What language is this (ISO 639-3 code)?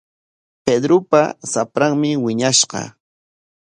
qwa